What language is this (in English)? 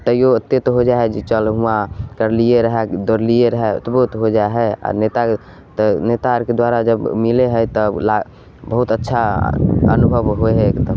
Maithili